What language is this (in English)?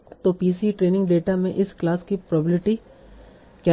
Hindi